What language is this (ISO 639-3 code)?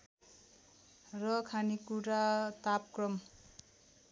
nep